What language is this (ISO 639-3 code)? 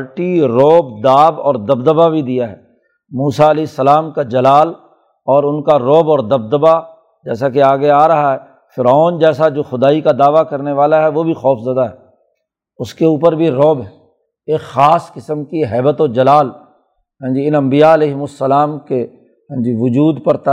urd